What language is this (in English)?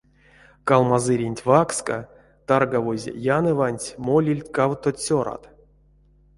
Erzya